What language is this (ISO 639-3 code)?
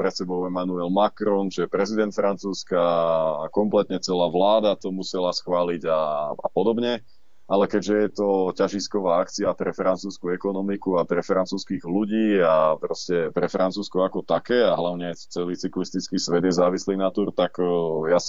slk